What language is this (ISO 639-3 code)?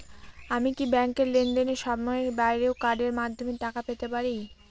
ben